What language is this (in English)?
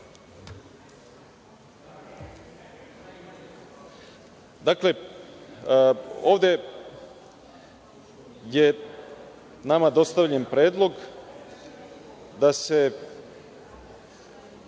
Serbian